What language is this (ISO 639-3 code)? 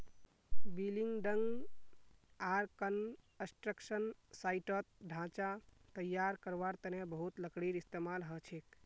mag